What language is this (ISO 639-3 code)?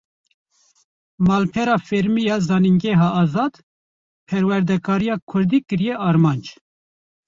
kur